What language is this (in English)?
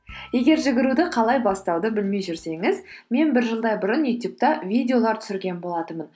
Kazakh